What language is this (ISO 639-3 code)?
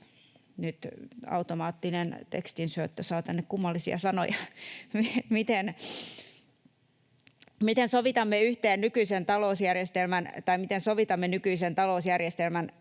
fin